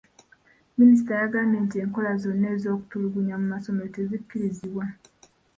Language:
Ganda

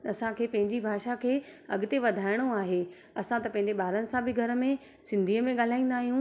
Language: Sindhi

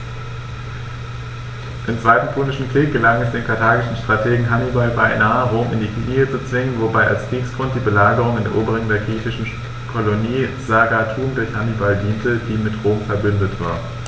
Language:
German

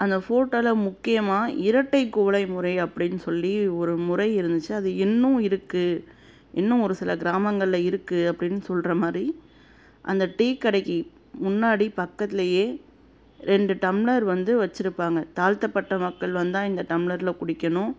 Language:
Tamil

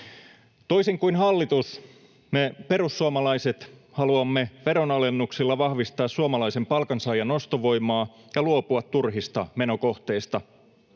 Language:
Finnish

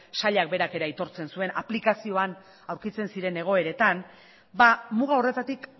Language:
Basque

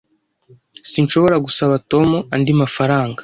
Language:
Kinyarwanda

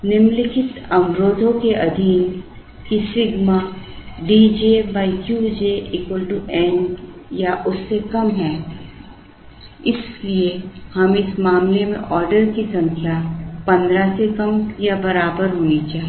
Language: Hindi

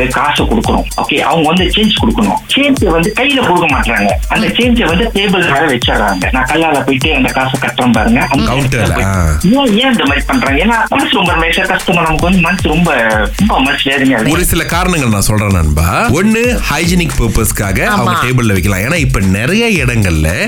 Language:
Tamil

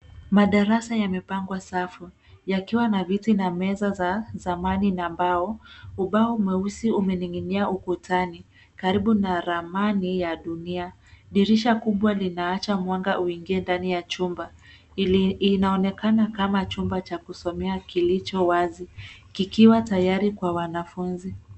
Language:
Swahili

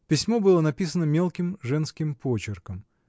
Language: Russian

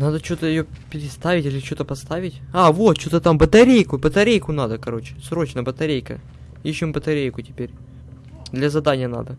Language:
Russian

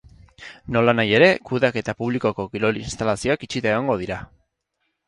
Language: Basque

